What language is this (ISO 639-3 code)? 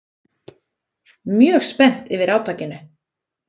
isl